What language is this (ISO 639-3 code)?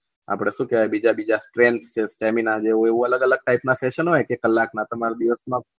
guj